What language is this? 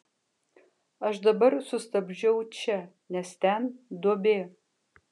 Lithuanian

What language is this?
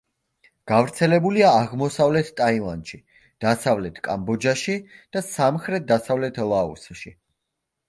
Georgian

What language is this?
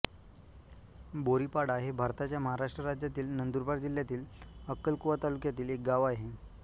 Marathi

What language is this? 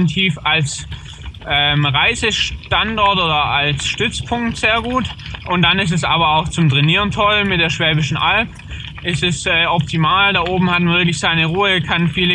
German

